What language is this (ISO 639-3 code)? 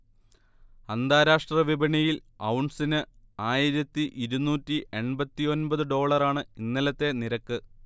mal